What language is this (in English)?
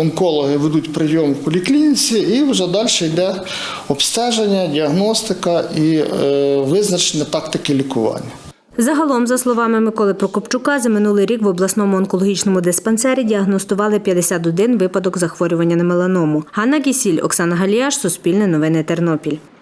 Ukrainian